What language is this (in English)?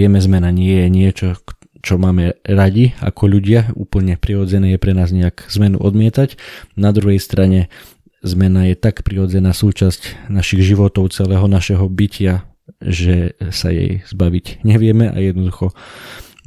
Slovak